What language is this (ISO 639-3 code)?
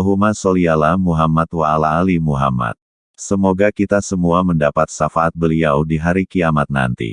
ind